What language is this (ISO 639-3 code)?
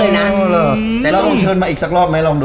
tha